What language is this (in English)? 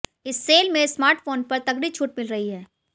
Hindi